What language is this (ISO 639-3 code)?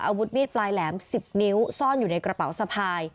tha